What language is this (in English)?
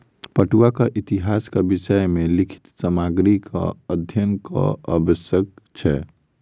Maithili